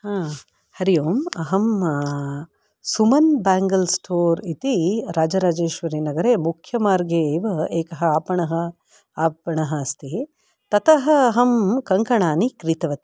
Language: Sanskrit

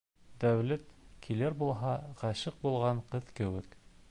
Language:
Bashkir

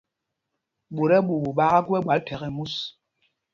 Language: Mpumpong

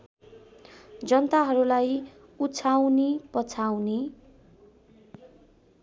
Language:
Nepali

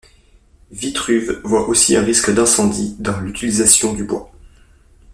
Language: French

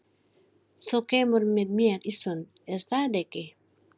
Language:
Icelandic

